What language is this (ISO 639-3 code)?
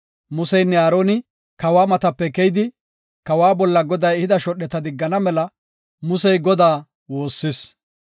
gof